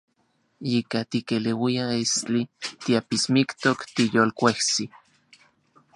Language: Central Puebla Nahuatl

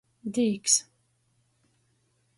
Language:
Latgalian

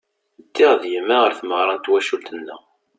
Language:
Kabyle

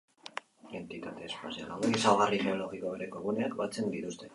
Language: Basque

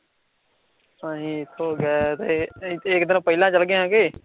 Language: Punjabi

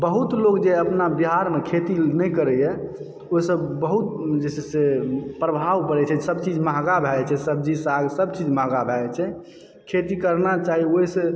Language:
Maithili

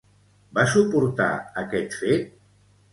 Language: Catalan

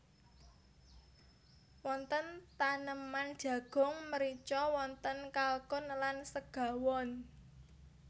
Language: Javanese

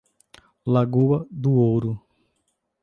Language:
Portuguese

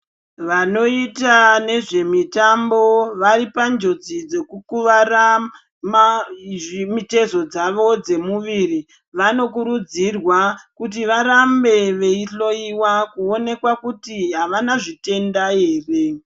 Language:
Ndau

